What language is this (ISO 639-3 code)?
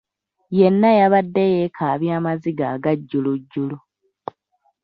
lug